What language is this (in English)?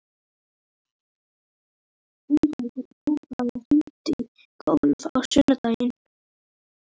Icelandic